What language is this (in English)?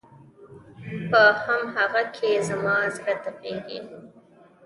Pashto